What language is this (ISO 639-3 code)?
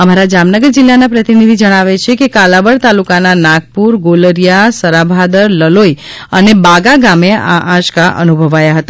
guj